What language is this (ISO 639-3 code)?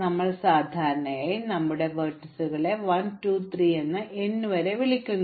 mal